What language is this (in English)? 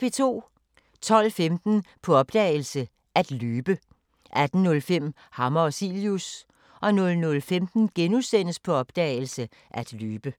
Danish